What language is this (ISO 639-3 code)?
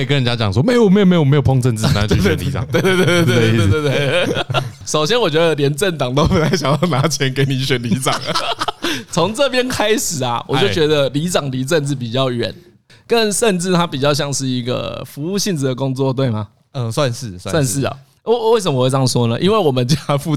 zho